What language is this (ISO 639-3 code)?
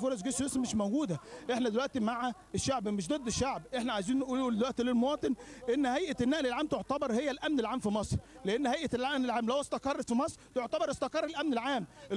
ara